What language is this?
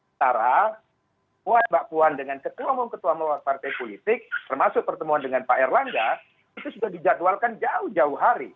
Indonesian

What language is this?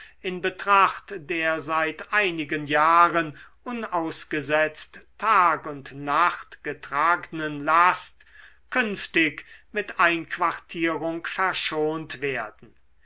German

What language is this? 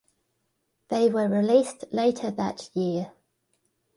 English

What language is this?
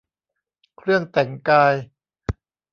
Thai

